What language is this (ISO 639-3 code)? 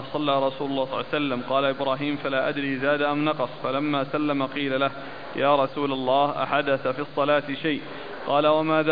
ara